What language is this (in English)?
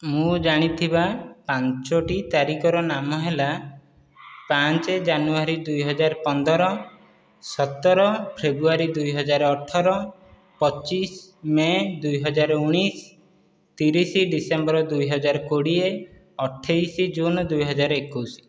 Odia